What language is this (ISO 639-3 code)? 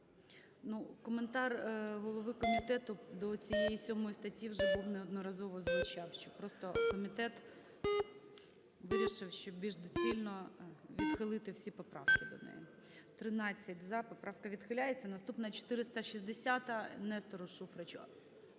ukr